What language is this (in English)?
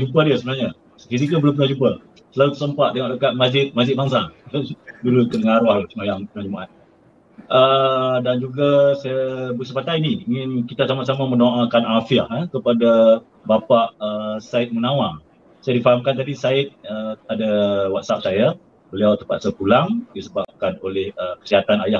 Malay